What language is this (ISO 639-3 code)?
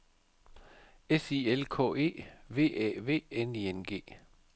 dan